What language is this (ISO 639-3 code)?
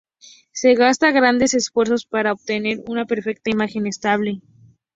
spa